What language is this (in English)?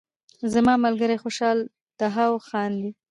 Pashto